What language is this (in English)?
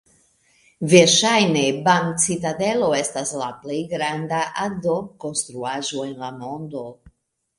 Esperanto